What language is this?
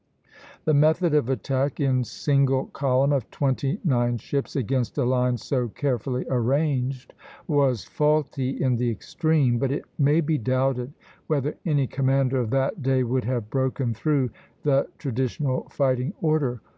English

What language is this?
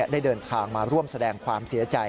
Thai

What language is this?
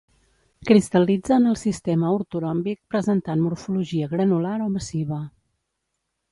Catalan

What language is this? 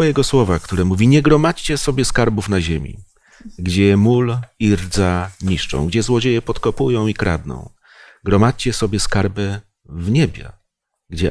Polish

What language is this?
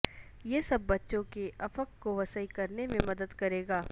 Urdu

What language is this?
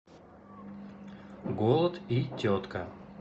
Russian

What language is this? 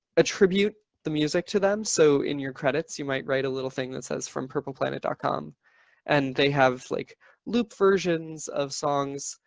English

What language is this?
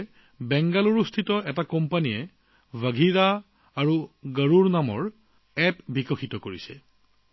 Assamese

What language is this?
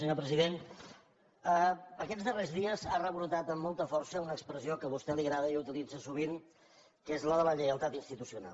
Catalan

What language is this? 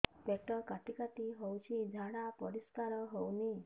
Odia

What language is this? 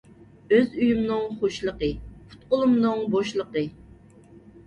Uyghur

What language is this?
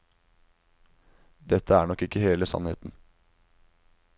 Norwegian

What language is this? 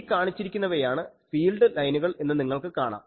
Malayalam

